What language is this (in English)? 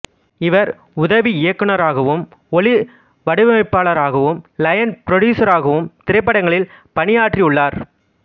Tamil